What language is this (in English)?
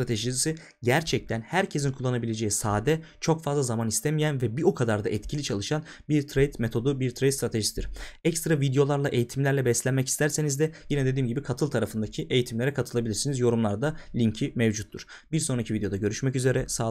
Turkish